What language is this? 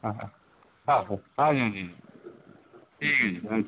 Punjabi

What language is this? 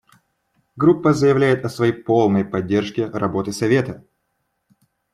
Russian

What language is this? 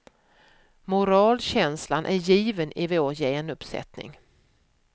Swedish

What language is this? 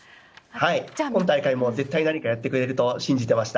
Japanese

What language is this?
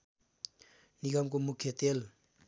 Nepali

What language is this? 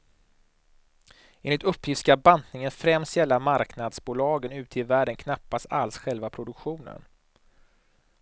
Swedish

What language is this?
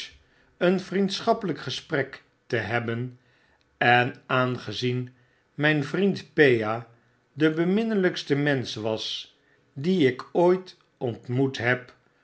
Dutch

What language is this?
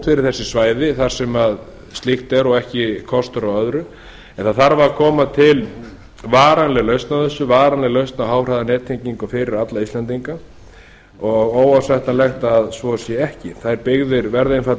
Icelandic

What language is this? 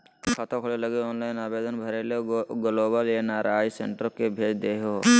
Magahi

